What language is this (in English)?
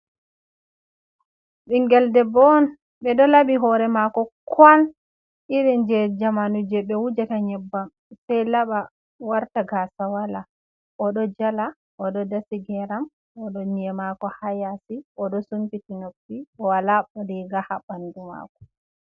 Fula